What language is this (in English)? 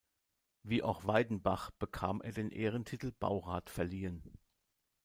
German